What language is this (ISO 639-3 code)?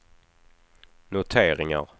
swe